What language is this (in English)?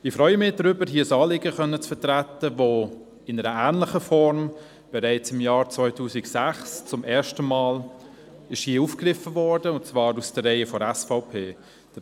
Swiss German